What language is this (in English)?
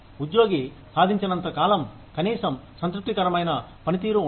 Telugu